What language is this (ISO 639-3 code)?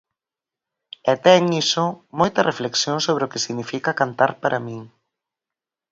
glg